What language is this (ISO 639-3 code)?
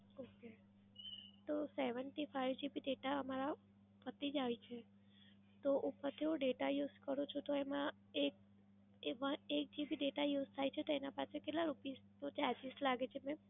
guj